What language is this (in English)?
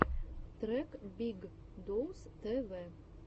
Russian